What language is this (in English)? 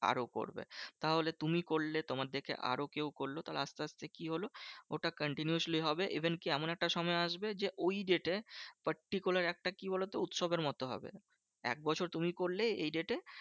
Bangla